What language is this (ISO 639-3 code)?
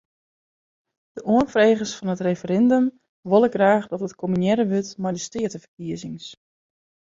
fry